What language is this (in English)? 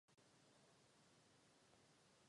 Czech